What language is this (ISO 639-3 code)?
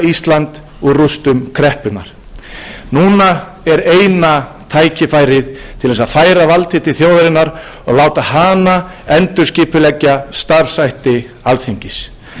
isl